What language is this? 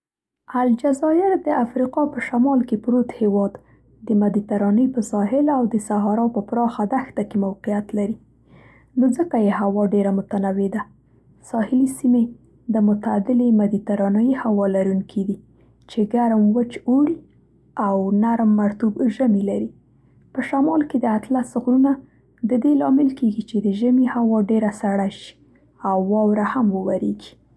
Central Pashto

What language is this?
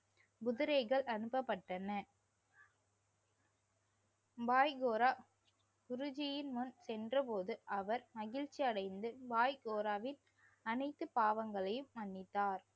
Tamil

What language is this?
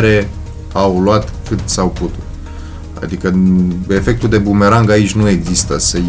Romanian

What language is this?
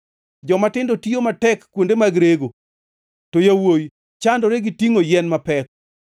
Luo (Kenya and Tanzania)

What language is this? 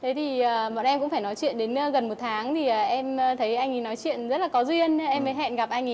Vietnamese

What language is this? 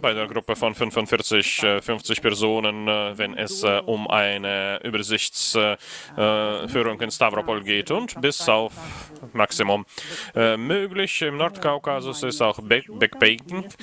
German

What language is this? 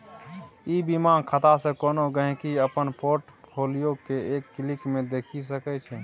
Maithili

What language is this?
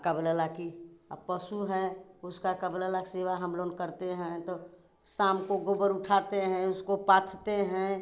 Hindi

